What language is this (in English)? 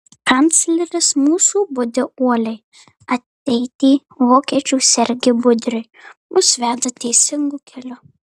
Lithuanian